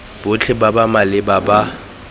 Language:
Tswana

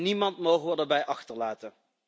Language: Dutch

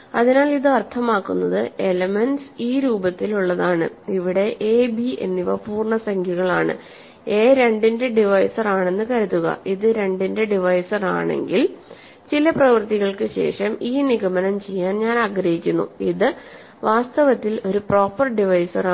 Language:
Malayalam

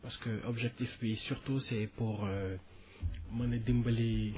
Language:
Wolof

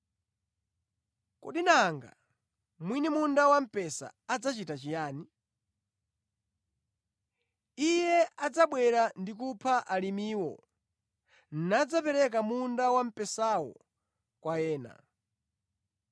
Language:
Nyanja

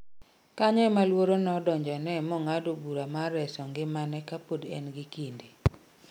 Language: Luo (Kenya and Tanzania)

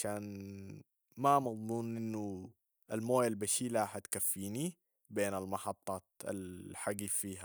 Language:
Sudanese Arabic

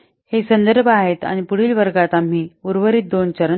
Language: Marathi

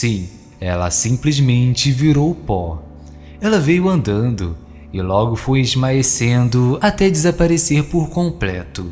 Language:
Portuguese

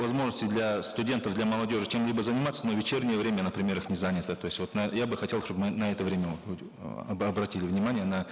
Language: Kazakh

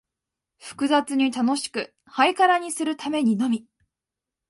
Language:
Japanese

